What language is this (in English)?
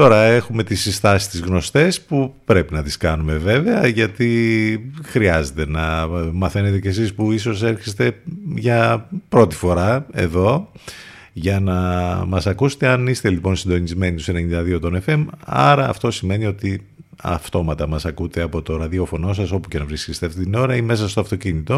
Greek